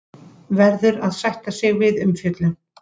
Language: Icelandic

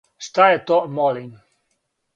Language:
Serbian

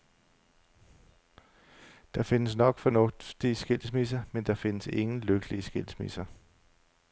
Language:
Danish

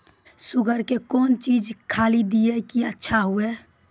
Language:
Maithili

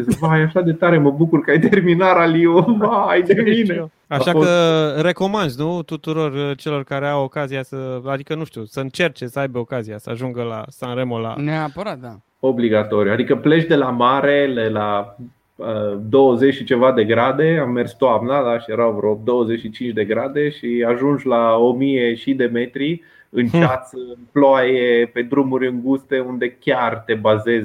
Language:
Romanian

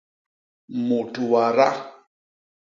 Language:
Basaa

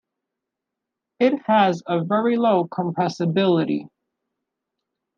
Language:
English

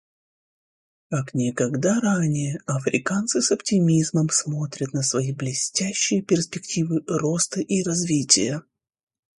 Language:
Russian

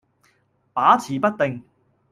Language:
Cantonese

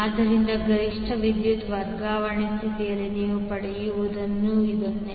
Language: Kannada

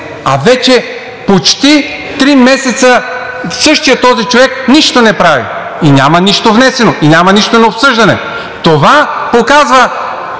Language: Bulgarian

